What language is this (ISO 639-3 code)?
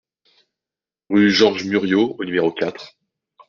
fra